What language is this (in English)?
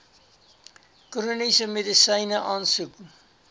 Afrikaans